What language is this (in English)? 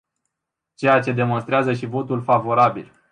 Romanian